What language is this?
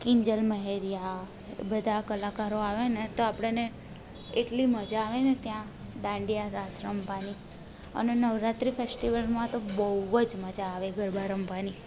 Gujarati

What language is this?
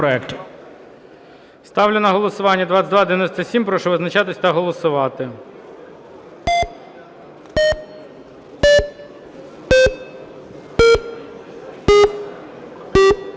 Ukrainian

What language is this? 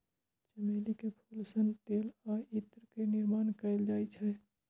Maithili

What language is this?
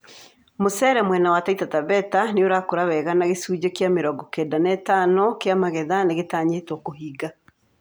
Kikuyu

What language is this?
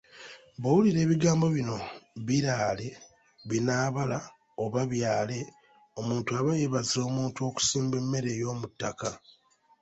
Ganda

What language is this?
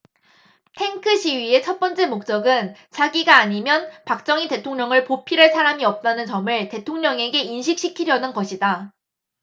Korean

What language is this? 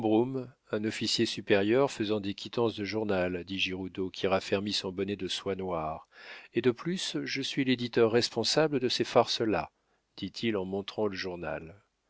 French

